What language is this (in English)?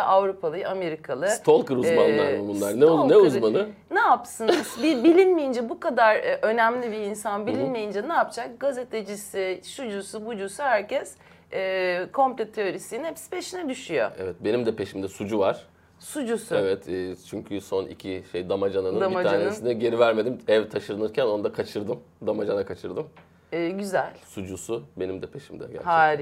Turkish